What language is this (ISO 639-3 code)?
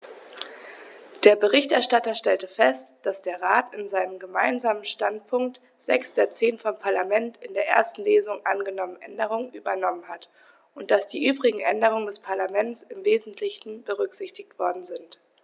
deu